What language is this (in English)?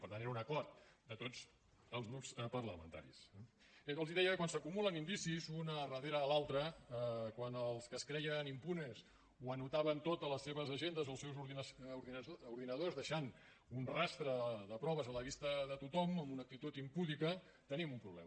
Catalan